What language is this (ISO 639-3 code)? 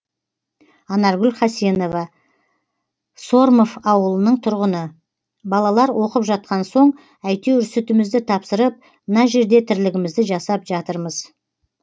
kaz